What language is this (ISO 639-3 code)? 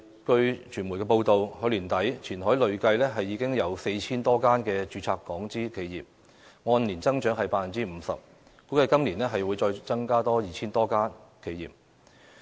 yue